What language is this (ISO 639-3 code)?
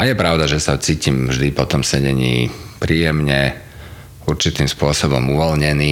slk